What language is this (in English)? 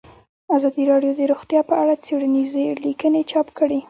Pashto